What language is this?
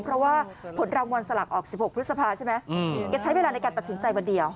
Thai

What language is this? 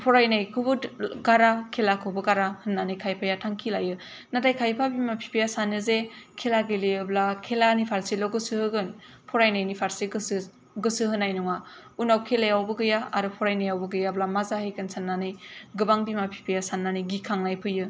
Bodo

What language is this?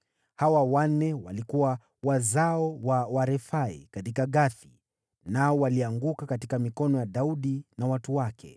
Swahili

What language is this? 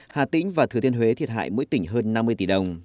Vietnamese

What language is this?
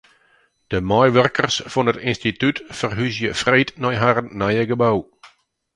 Western Frisian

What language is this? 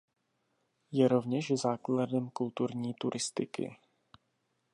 Czech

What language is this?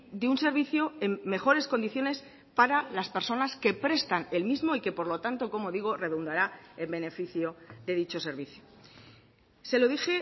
Spanish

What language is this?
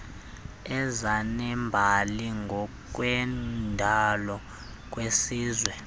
Xhosa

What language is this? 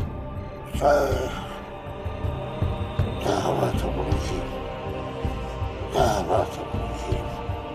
Arabic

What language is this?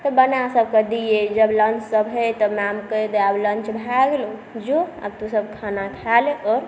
Maithili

